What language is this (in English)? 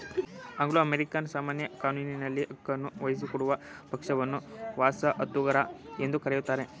Kannada